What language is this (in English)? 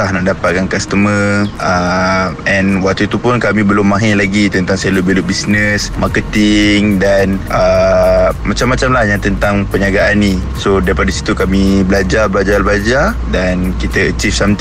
Malay